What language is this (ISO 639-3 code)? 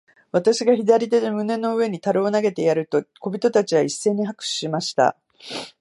jpn